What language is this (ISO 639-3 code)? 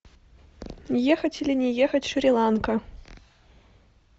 rus